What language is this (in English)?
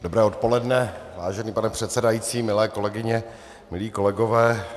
Czech